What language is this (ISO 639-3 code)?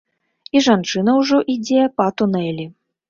bel